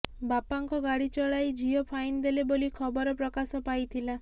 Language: Odia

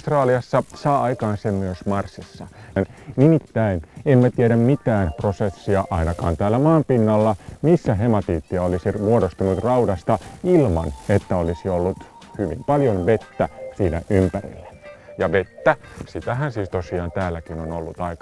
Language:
Finnish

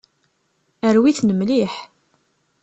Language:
Kabyle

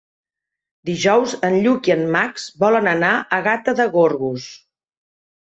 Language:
Catalan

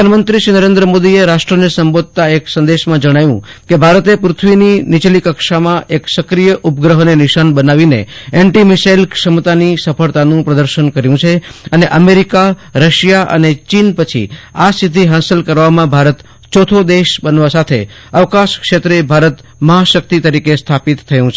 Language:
Gujarati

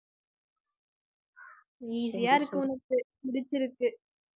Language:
Tamil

